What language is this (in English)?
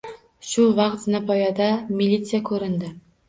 Uzbek